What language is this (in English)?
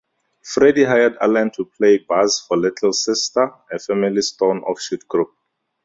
English